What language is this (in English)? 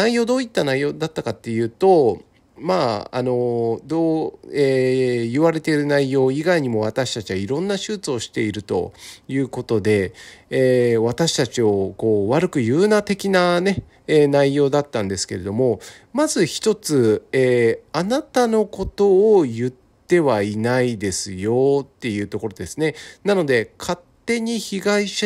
Japanese